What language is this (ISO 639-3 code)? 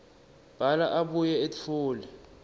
ssw